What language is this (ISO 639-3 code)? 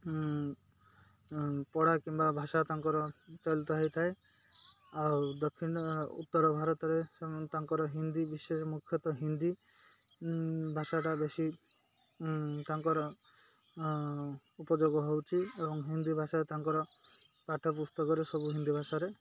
ori